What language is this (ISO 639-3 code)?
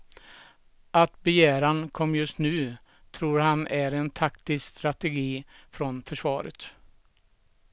swe